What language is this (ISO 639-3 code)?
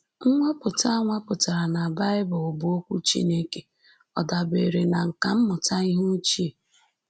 ibo